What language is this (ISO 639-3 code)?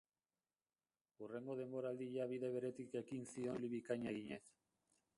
eus